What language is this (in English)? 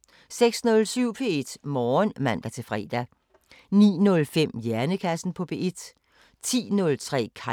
Danish